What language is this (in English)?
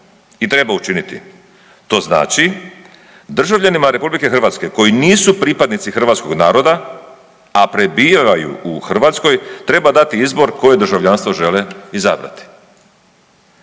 Croatian